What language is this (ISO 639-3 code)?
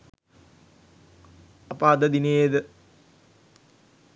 sin